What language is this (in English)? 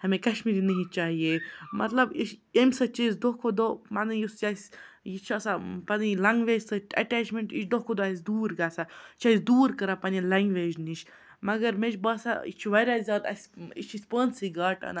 Kashmiri